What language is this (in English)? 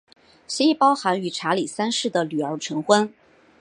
Chinese